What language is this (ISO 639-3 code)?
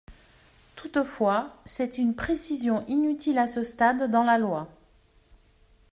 fra